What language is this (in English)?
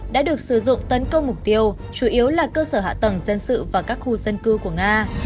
Vietnamese